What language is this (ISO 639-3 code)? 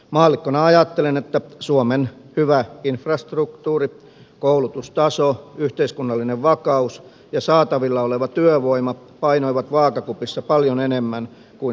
fin